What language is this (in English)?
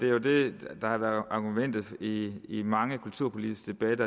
Danish